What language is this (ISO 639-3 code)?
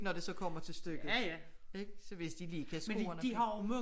dan